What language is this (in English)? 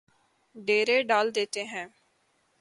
Urdu